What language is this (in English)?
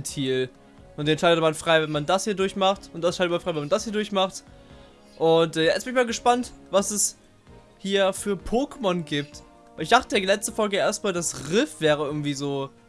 German